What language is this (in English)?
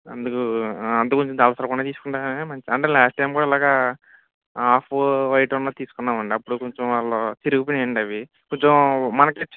Telugu